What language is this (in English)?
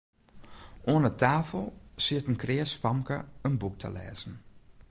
Western Frisian